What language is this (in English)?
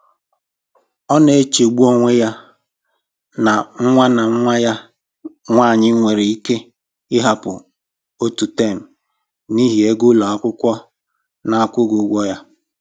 Igbo